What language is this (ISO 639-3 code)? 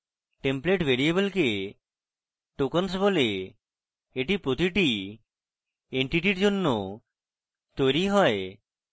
ben